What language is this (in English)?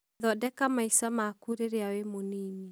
Kikuyu